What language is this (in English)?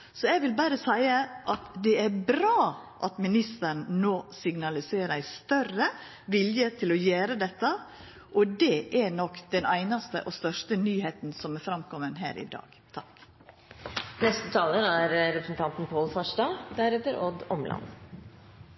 Norwegian Nynorsk